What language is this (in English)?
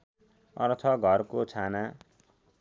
Nepali